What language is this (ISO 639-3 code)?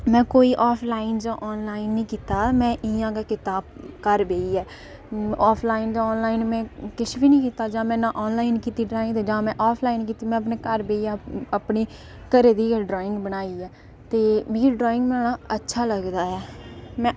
doi